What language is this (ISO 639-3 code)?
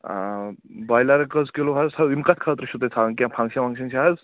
kas